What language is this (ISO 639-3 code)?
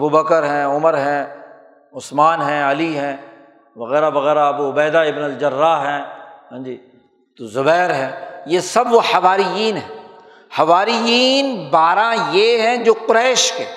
urd